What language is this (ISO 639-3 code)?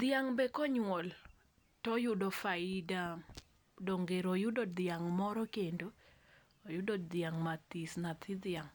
luo